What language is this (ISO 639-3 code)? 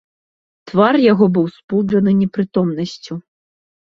bel